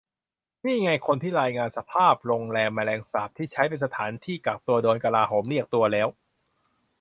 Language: Thai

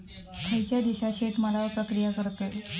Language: Marathi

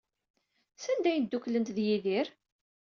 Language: Kabyle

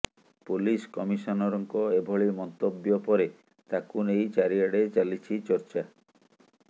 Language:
Odia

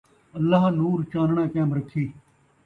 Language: Saraiki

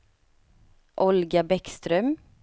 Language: Swedish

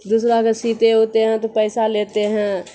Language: Urdu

